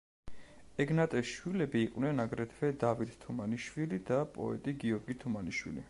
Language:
Georgian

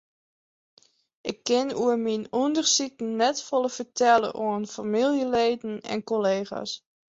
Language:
Western Frisian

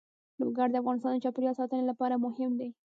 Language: Pashto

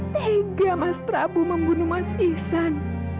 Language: Indonesian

